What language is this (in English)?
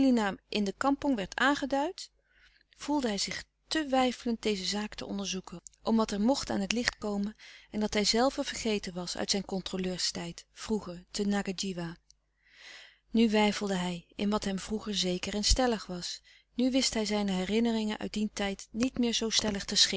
Dutch